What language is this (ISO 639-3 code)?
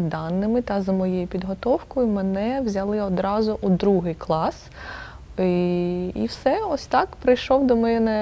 ukr